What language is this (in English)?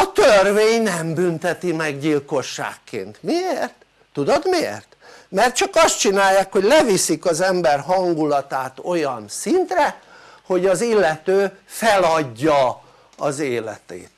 Hungarian